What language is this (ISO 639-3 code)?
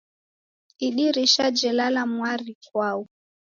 dav